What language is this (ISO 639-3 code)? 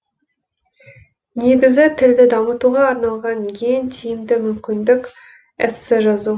kaz